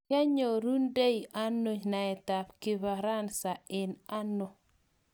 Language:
Kalenjin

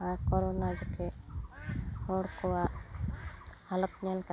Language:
Santali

